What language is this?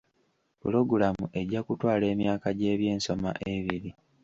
Ganda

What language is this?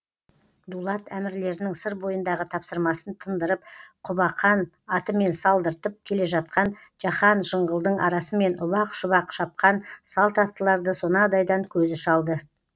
Kazakh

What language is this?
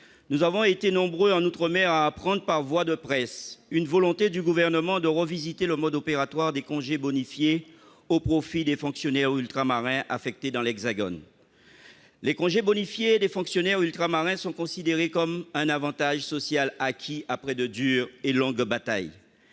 French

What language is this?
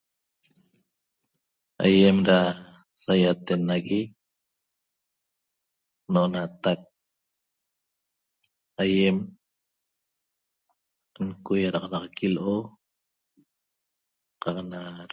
Toba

